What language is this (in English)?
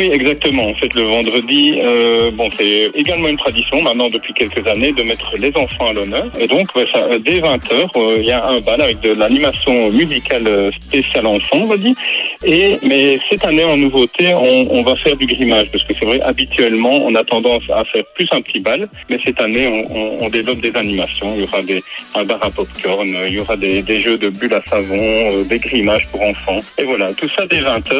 French